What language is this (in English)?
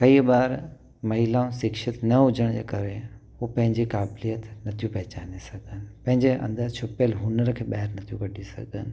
Sindhi